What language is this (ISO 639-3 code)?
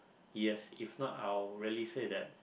eng